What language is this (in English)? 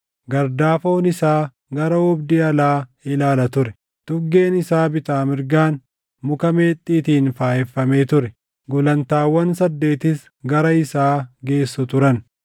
Oromo